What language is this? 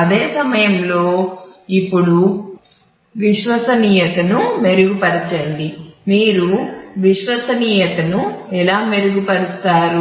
Telugu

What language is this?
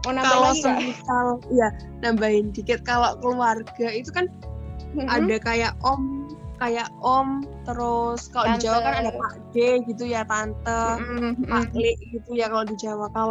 Indonesian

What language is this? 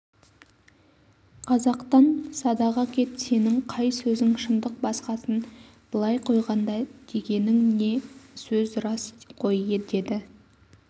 Kazakh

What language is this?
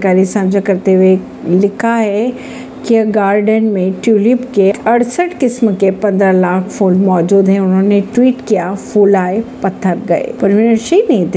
Hindi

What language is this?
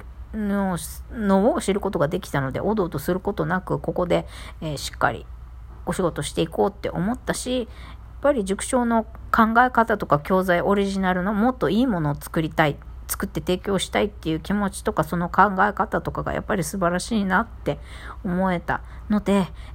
Japanese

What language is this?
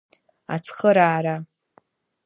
Abkhazian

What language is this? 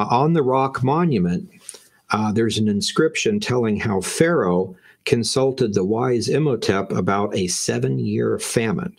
English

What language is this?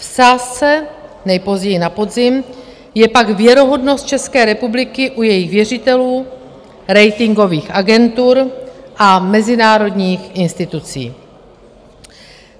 Czech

